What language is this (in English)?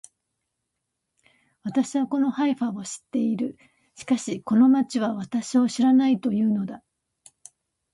Japanese